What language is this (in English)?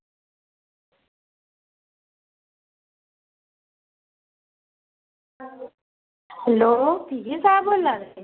Dogri